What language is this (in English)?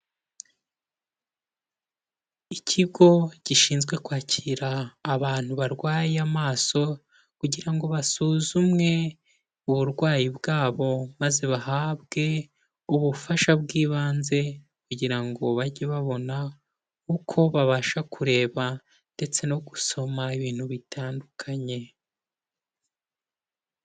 Kinyarwanda